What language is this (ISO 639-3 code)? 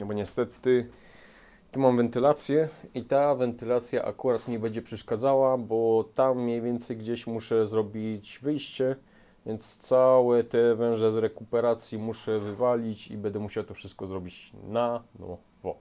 pol